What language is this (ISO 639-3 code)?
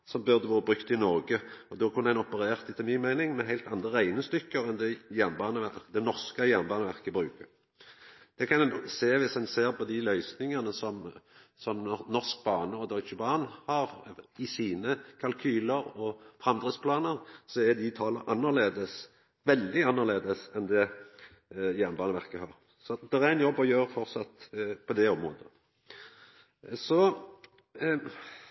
nno